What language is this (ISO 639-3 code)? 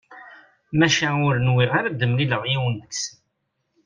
kab